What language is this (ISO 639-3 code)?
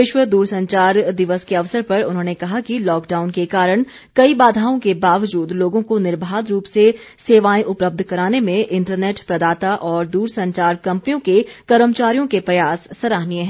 hin